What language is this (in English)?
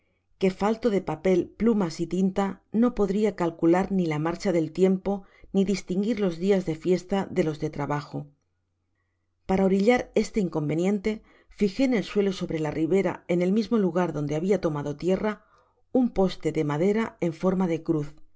Spanish